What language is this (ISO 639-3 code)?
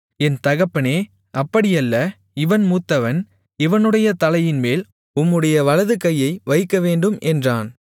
tam